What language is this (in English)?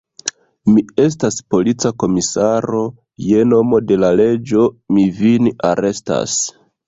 Esperanto